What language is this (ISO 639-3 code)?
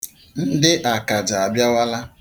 ibo